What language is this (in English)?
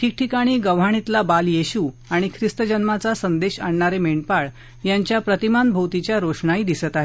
Marathi